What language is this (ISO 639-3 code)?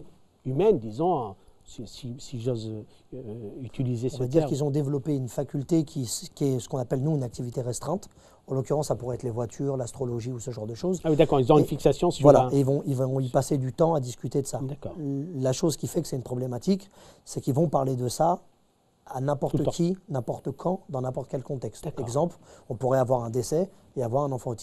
fra